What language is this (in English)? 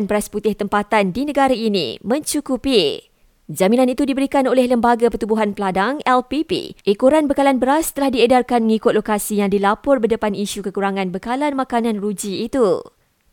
Malay